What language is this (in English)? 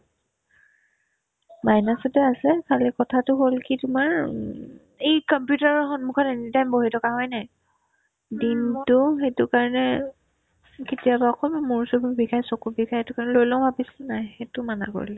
Assamese